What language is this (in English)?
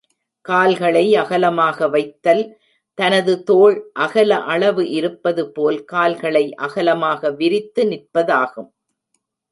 Tamil